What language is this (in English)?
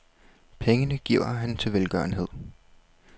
Danish